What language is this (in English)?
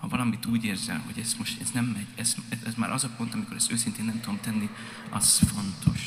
Hungarian